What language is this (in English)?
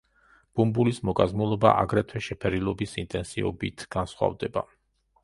Georgian